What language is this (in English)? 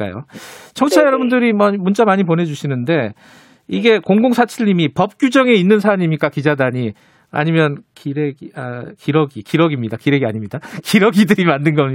Korean